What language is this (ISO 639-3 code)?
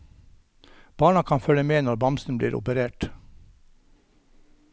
nor